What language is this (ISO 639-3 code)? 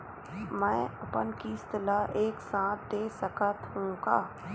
hne